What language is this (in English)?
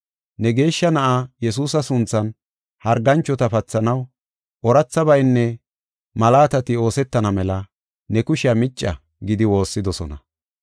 Gofa